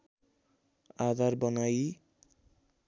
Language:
Nepali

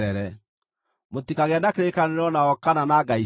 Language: Kikuyu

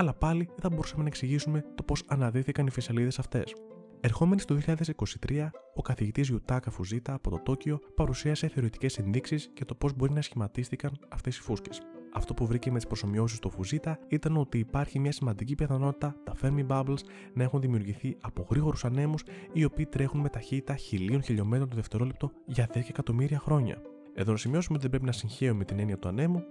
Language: Greek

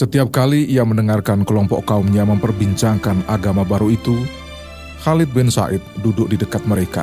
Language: Indonesian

